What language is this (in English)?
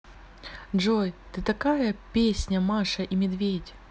Russian